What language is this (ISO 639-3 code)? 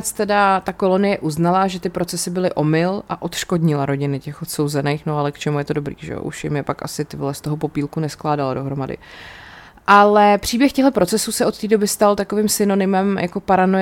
ces